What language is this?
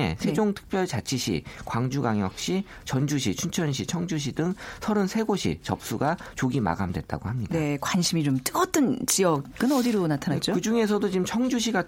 Korean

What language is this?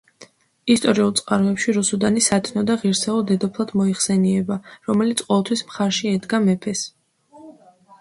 Georgian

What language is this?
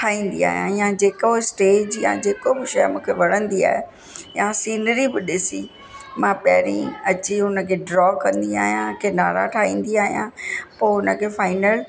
Sindhi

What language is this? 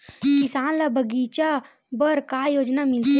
Chhattisgarhi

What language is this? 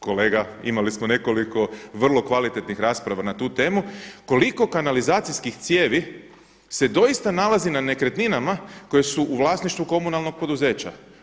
Croatian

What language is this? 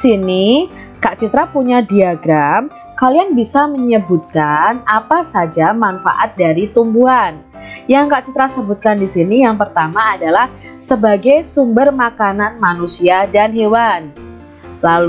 Indonesian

